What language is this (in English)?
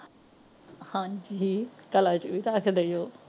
Punjabi